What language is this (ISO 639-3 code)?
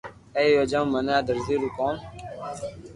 lrk